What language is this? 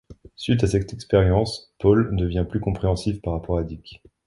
French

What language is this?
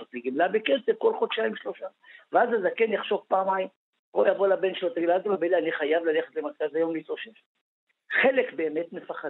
Hebrew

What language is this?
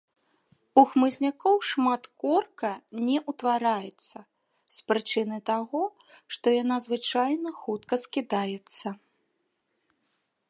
Belarusian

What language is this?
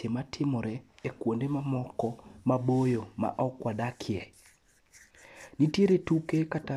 Luo (Kenya and Tanzania)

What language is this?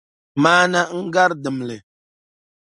Dagbani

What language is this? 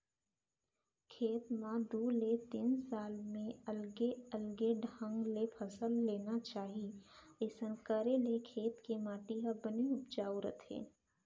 Chhattisgarhi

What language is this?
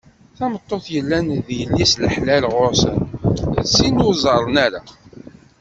Kabyle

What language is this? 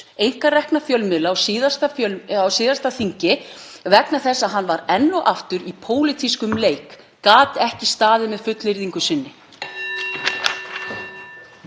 Icelandic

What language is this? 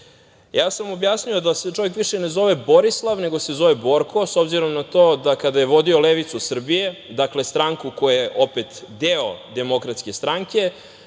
Serbian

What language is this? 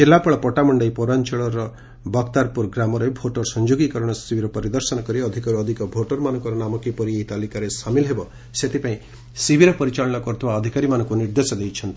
Odia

